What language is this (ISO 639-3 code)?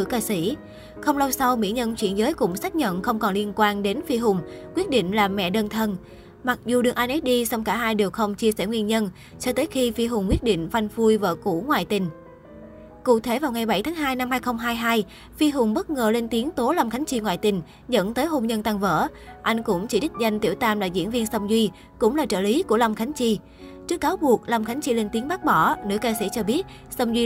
vie